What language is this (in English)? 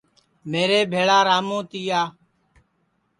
Sansi